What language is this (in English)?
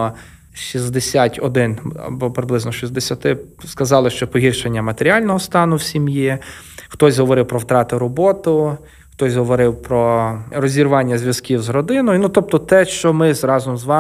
Ukrainian